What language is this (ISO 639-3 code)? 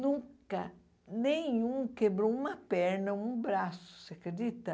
por